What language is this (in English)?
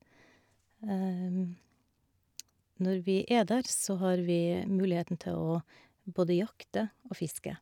Norwegian